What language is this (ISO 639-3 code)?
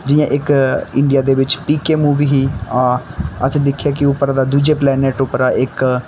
doi